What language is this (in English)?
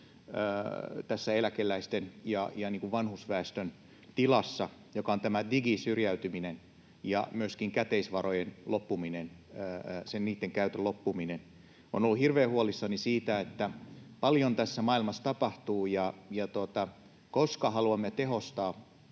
Finnish